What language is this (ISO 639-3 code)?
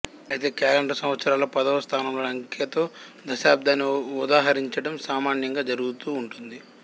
tel